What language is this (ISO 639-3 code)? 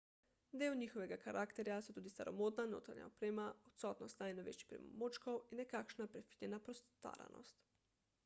slv